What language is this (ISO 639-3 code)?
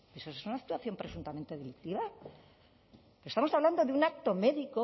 spa